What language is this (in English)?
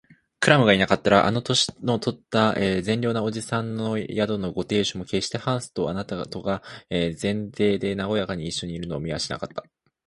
Japanese